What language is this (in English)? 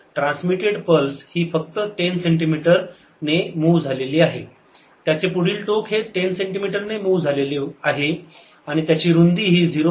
Marathi